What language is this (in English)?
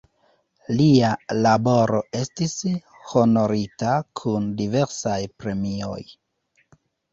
Esperanto